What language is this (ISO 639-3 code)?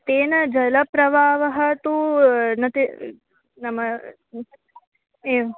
san